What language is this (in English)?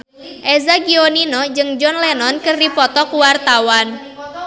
Sundanese